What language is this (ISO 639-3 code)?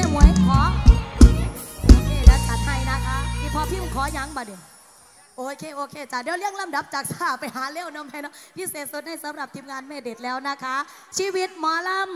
tha